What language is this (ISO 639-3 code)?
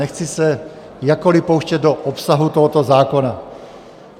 ces